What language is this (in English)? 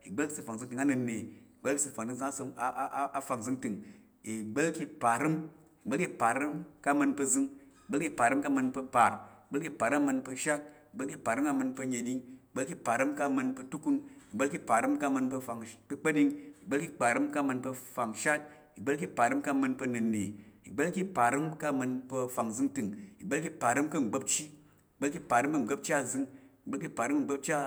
Tarok